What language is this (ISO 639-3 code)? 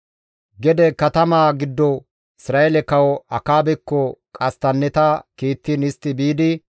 gmv